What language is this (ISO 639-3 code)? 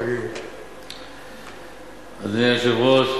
heb